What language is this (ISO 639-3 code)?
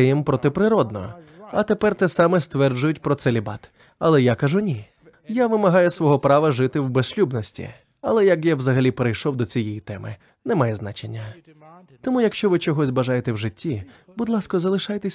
ukr